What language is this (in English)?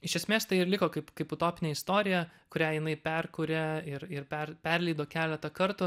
Lithuanian